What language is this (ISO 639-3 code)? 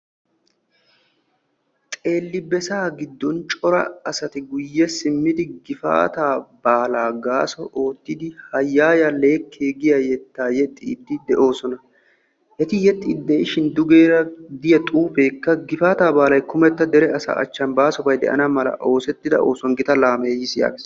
wal